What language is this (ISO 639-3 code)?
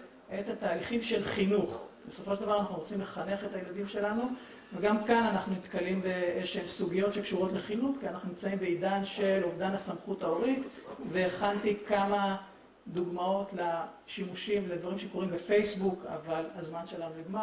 heb